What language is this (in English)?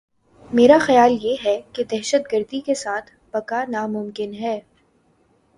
Urdu